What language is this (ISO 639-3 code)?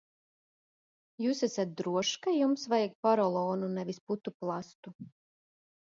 lav